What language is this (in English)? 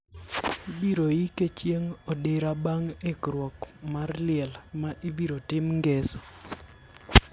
Luo (Kenya and Tanzania)